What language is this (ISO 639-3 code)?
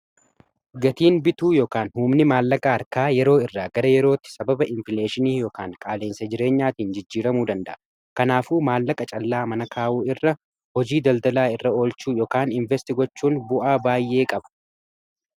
orm